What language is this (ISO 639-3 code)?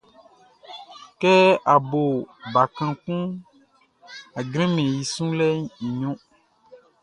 bci